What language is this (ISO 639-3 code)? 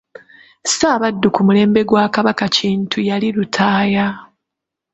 lug